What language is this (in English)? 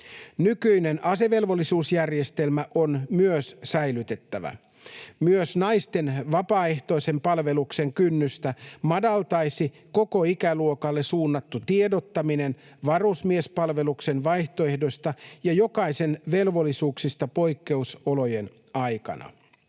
Finnish